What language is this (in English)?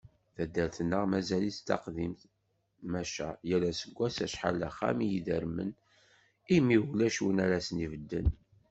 Kabyle